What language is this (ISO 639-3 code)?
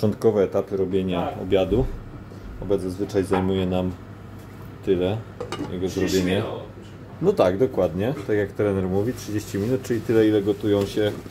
pol